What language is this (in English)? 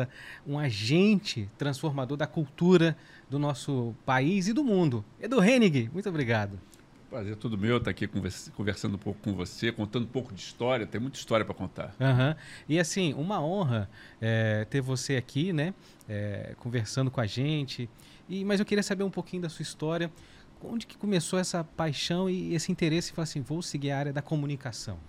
Portuguese